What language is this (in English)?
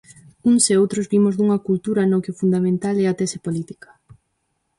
Galician